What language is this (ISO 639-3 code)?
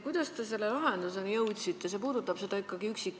est